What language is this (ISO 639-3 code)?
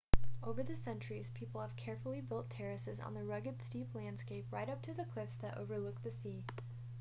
eng